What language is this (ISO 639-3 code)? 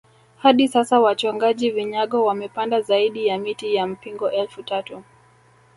swa